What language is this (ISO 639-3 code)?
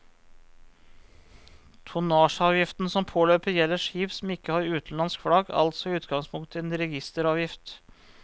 nor